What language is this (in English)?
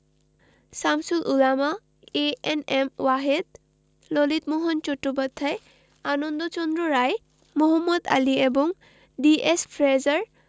Bangla